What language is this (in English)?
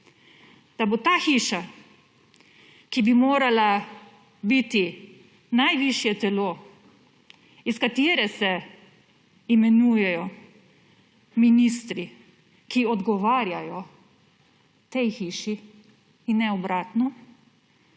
Slovenian